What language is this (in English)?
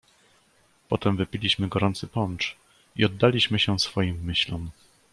Polish